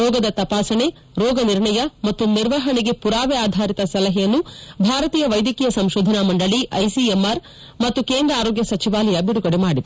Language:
Kannada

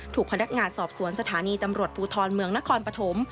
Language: Thai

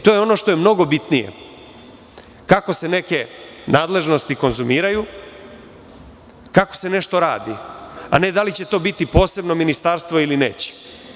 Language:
Serbian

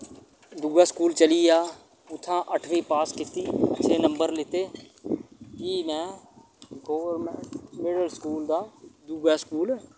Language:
Dogri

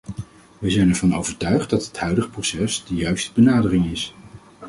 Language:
Dutch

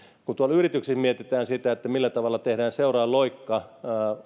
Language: Finnish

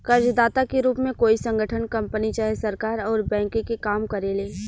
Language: Bhojpuri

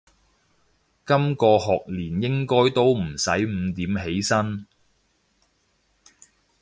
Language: Cantonese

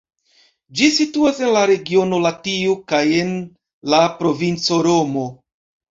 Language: Esperanto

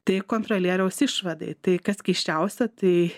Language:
Lithuanian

